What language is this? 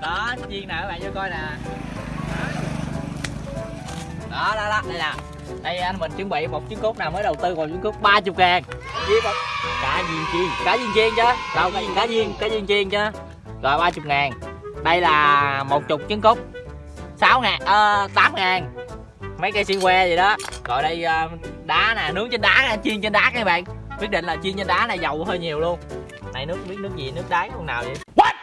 Vietnamese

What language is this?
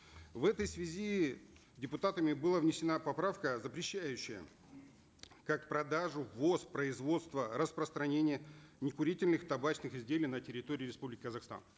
Kazakh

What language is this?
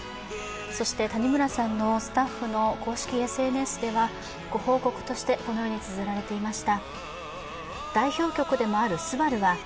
Japanese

